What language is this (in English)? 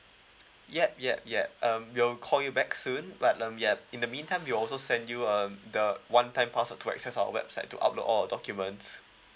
English